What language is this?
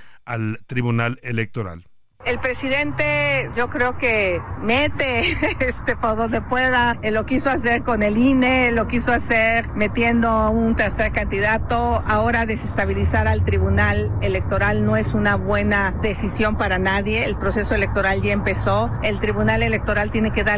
Spanish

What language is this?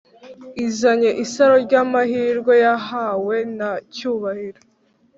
Kinyarwanda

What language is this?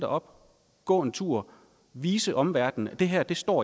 Danish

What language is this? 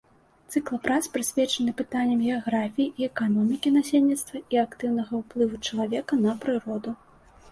Belarusian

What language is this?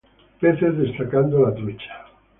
Spanish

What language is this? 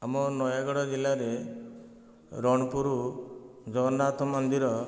Odia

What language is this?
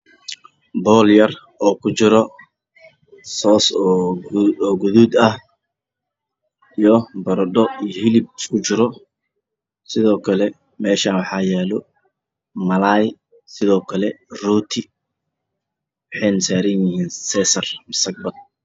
Somali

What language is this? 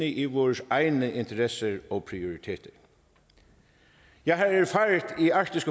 Danish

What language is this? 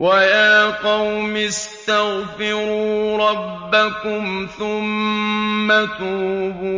Arabic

